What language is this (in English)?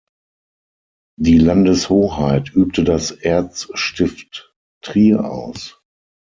German